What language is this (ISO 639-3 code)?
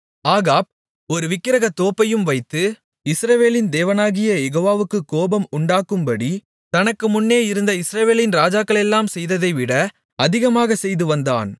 tam